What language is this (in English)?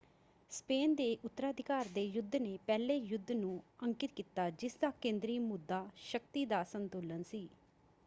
Punjabi